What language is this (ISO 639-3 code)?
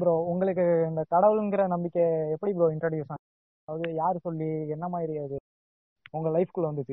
tam